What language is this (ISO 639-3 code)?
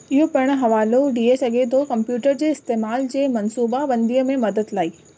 snd